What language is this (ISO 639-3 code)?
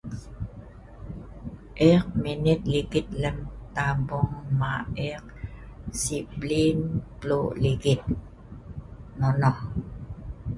snv